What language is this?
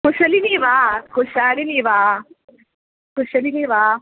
Sanskrit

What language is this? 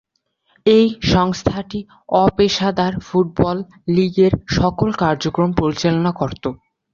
Bangla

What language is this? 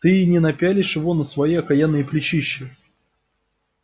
Russian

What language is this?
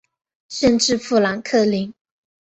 Chinese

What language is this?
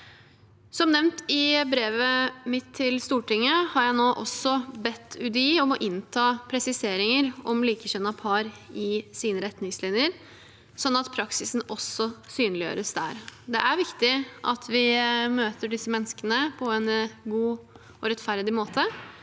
Norwegian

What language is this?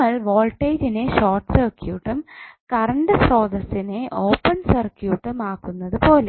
Malayalam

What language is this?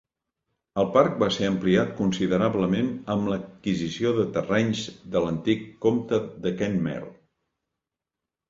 Catalan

